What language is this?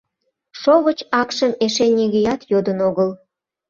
Mari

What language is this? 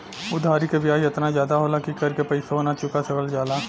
Bhojpuri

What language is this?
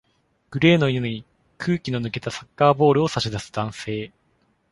Japanese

